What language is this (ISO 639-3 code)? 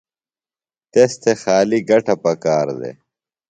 phl